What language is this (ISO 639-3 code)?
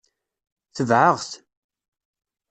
kab